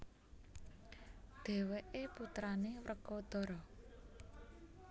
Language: Javanese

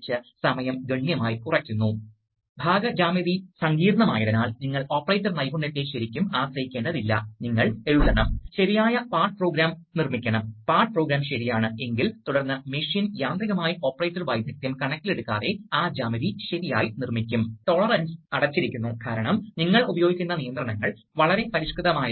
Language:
Malayalam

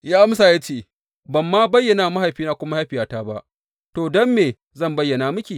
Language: Hausa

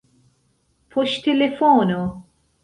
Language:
Esperanto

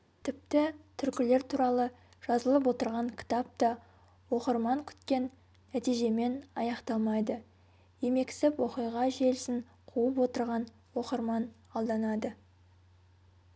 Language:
Kazakh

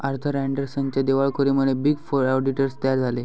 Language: Marathi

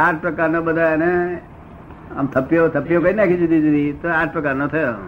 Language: Gujarati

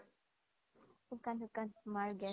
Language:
Assamese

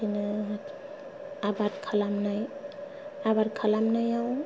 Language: Bodo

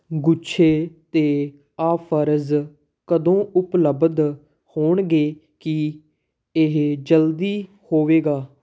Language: Punjabi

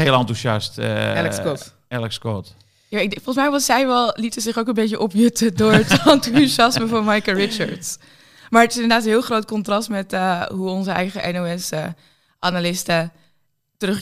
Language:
Dutch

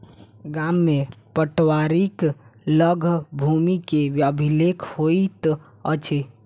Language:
Maithili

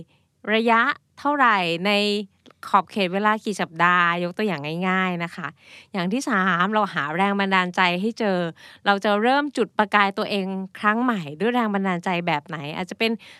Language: Thai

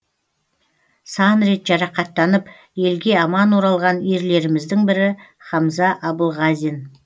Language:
Kazakh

